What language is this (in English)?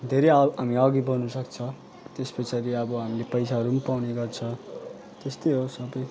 Nepali